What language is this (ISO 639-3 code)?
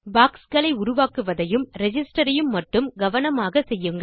tam